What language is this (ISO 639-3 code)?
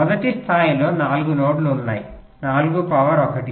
tel